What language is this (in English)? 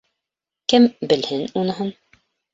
Bashkir